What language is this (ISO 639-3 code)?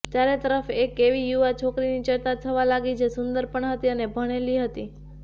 guj